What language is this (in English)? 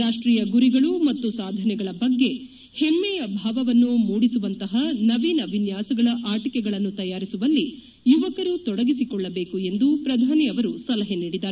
Kannada